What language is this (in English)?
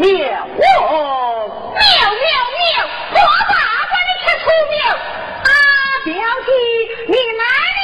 Chinese